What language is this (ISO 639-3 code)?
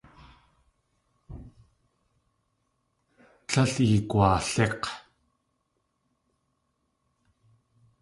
tli